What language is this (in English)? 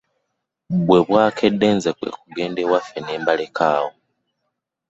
Ganda